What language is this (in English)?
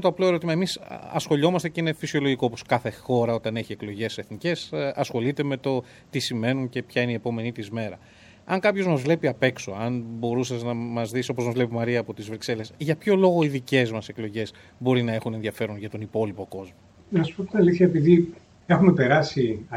Greek